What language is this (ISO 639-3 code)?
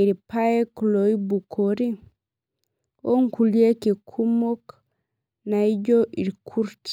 mas